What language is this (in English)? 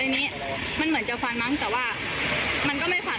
Thai